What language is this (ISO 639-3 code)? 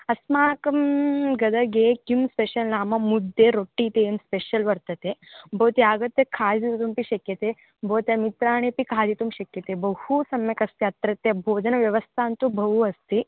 san